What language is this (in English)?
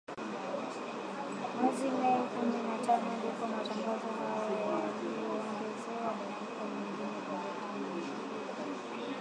Swahili